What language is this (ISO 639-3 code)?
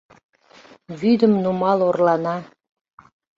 chm